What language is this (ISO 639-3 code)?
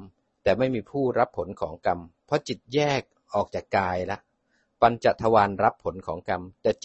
tha